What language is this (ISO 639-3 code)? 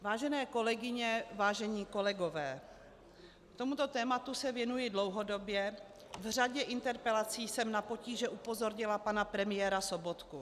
ces